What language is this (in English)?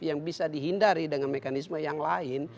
Indonesian